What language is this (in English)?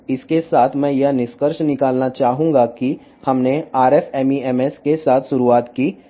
Telugu